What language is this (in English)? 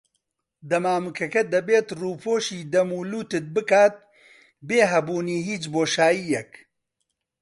Central Kurdish